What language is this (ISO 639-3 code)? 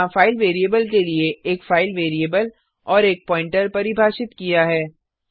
hin